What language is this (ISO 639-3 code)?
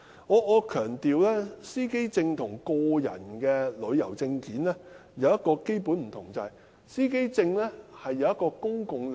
yue